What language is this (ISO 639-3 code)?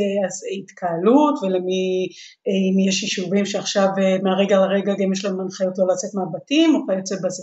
heb